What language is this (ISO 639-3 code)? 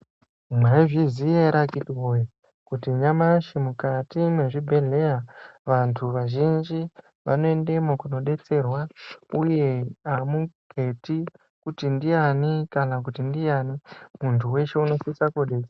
ndc